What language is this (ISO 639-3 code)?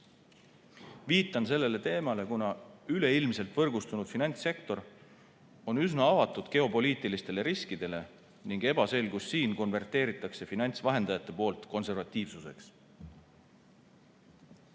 est